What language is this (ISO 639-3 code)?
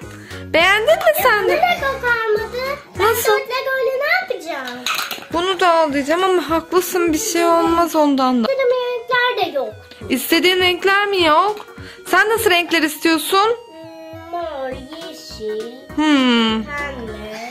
tur